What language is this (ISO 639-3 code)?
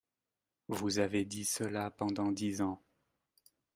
fra